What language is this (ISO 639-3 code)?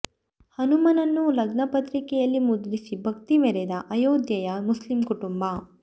kan